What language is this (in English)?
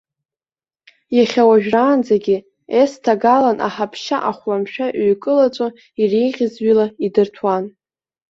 Abkhazian